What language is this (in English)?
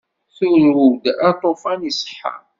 Kabyle